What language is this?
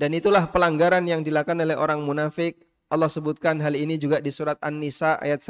Indonesian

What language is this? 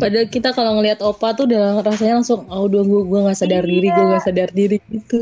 Indonesian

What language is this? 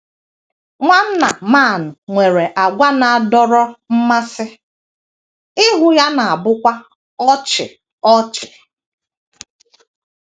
Igbo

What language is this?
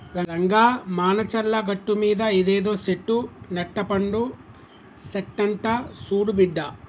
Telugu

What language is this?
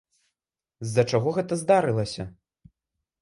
Belarusian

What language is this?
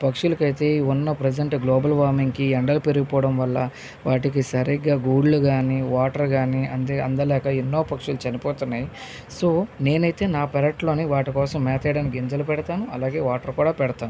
Telugu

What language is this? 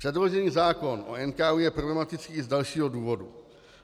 Czech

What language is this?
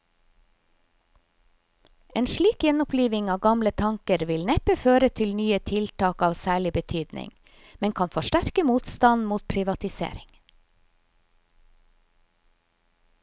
Norwegian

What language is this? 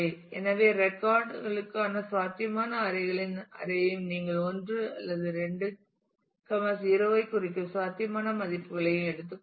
Tamil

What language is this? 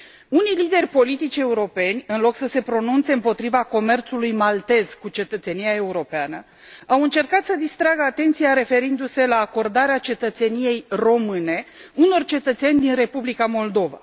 Romanian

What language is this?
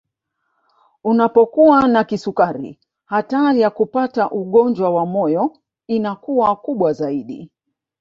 Swahili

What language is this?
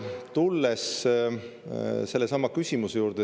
Estonian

